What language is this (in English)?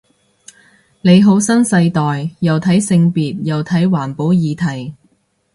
Cantonese